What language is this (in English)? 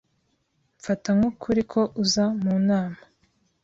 Kinyarwanda